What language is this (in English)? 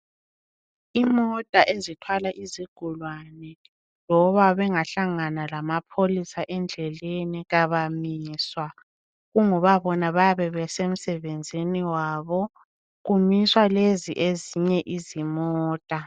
North Ndebele